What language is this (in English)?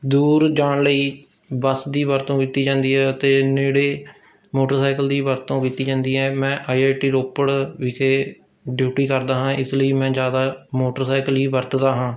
Punjabi